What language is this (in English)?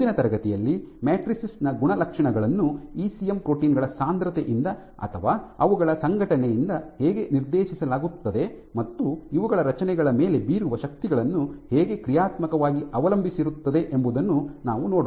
Kannada